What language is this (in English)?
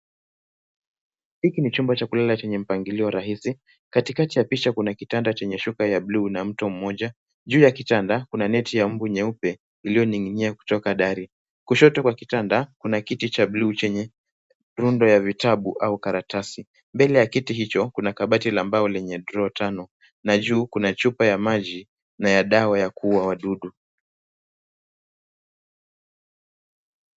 Swahili